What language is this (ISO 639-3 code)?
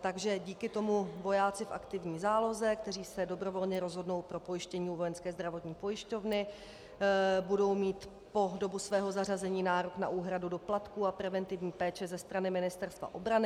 ces